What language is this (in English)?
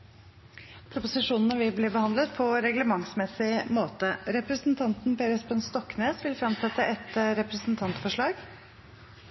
Norwegian Bokmål